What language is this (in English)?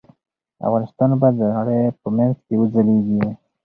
Pashto